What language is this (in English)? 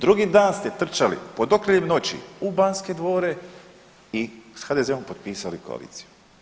Croatian